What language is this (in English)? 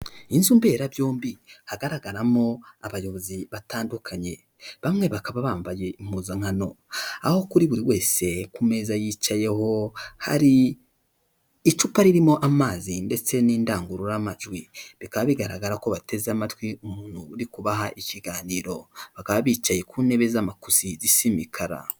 Kinyarwanda